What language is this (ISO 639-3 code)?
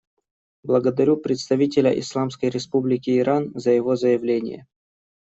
rus